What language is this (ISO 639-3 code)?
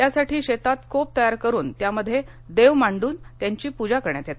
mar